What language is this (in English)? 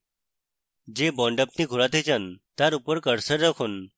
Bangla